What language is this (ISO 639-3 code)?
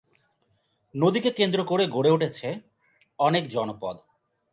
ben